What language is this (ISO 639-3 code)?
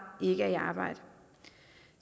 dan